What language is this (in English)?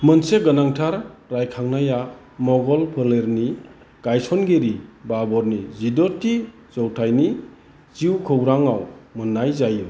Bodo